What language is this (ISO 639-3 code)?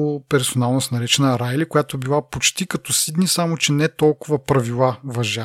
bul